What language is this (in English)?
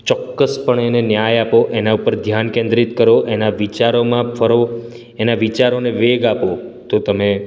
Gujarati